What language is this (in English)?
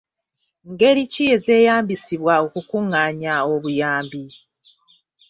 Ganda